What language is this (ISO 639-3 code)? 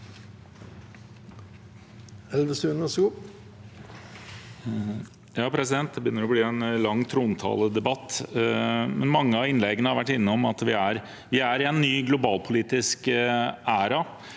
nor